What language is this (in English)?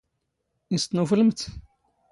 Standard Moroccan Tamazight